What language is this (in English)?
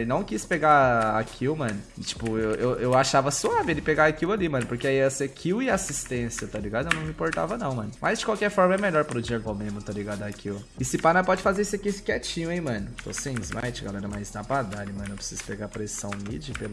Portuguese